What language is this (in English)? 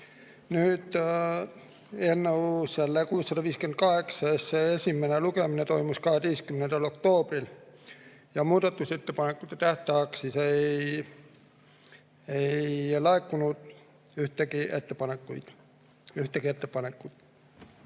Estonian